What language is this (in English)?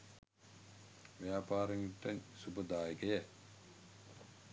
Sinhala